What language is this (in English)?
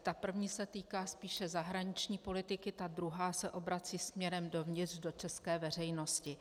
Czech